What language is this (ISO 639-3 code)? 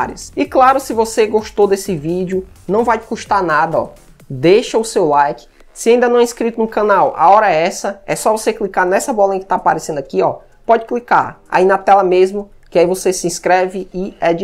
por